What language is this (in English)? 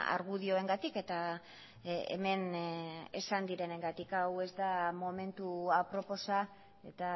Basque